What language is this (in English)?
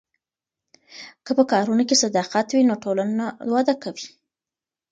Pashto